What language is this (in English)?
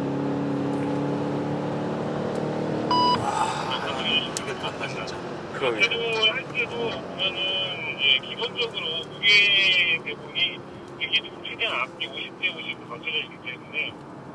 Korean